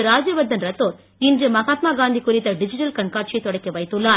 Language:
Tamil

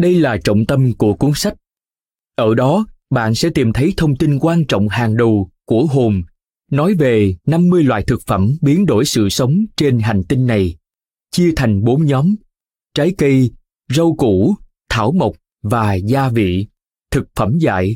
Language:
Vietnamese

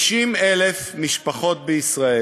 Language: Hebrew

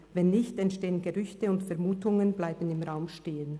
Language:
Swiss German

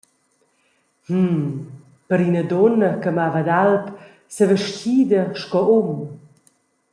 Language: Romansh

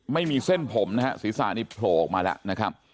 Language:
Thai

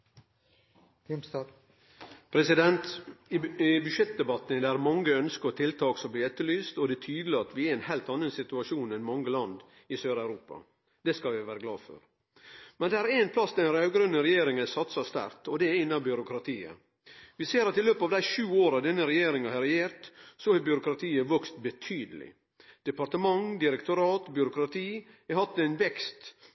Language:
Norwegian Nynorsk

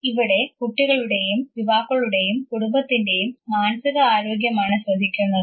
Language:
Malayalam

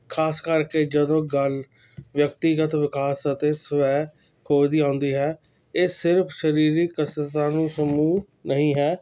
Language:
Punjabi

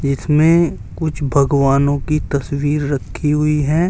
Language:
Hindi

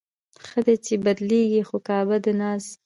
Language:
Pashto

